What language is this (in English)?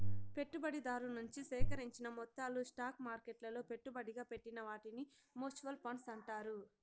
Telugu